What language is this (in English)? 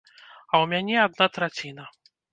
Belarusian